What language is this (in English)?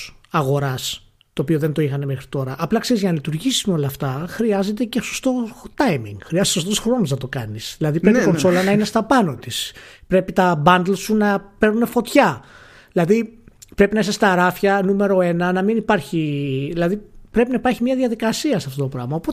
Greek